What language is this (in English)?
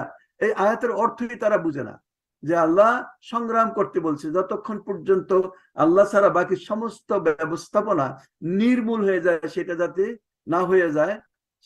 Arabic